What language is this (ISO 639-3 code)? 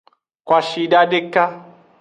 ajg